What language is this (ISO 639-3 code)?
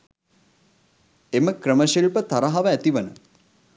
sin